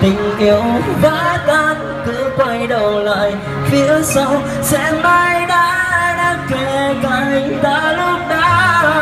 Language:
Vietnamese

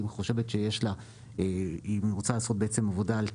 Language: Hebrew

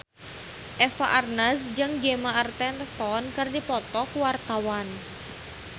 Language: Sundanese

